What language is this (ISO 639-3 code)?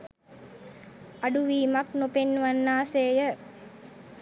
sin